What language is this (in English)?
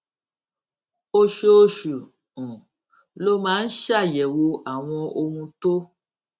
Yoruba